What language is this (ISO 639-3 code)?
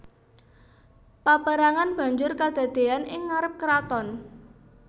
jav